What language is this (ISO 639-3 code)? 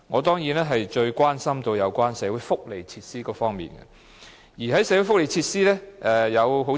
yue